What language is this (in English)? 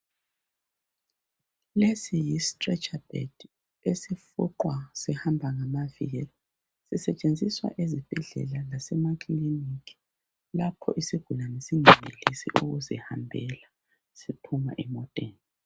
North Ndebele